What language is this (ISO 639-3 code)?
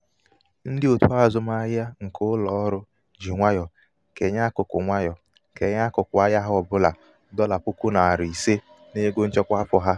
ibo